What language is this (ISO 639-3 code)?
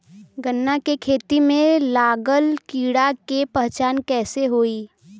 bho